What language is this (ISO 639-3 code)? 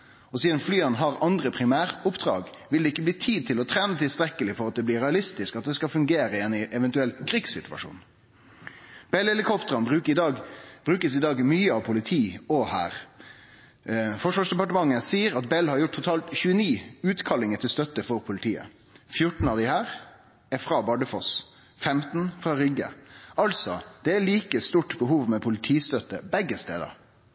nno